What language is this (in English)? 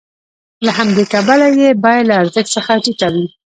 Pashto